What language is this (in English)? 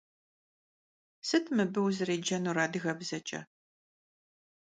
Kabardian